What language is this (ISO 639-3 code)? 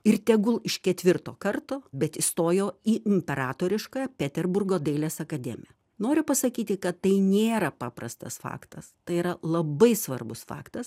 lit